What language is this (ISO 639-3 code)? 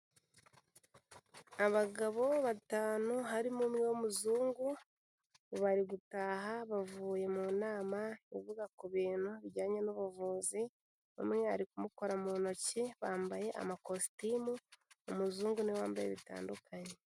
kin